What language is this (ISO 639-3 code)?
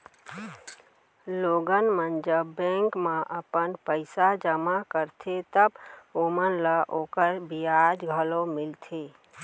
hne